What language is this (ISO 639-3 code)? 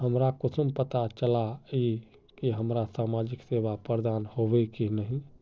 mag